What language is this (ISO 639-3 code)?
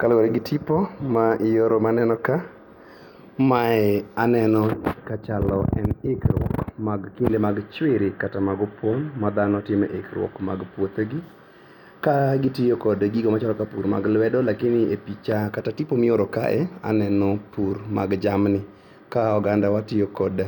luo